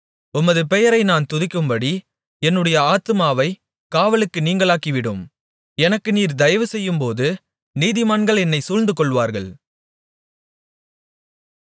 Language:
Tamil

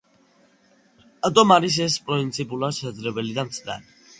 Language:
Georgian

